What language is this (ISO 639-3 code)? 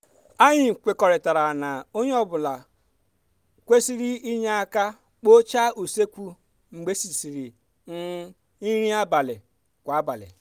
ibo